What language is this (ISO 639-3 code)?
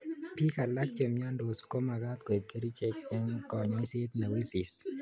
kln